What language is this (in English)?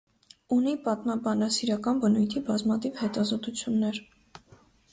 Armenian